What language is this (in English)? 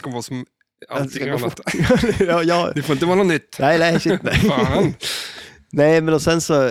Swedish